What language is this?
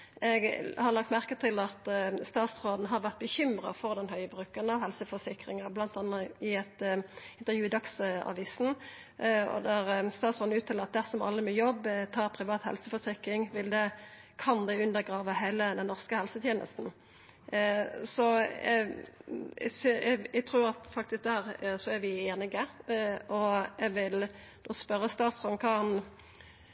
Norwegian Nynorsk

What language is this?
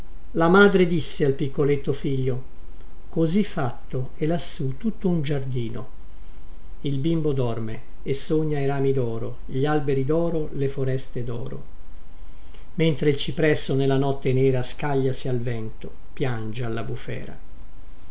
Italian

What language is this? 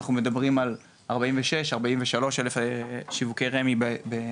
Hebrew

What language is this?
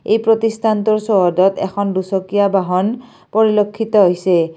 Assamese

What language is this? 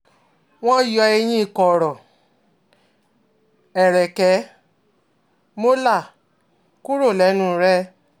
Yoruba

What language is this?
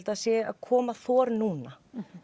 Icelandic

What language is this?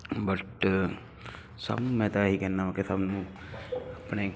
Punjabi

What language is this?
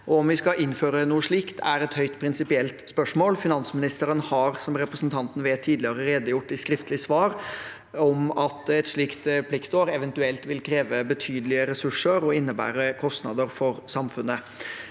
Norwegian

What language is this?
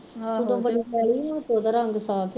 Punjabi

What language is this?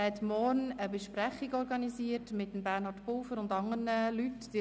Swiss German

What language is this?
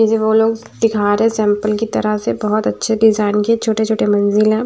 Hindi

